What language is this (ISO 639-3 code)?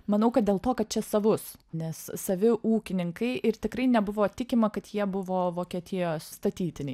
lit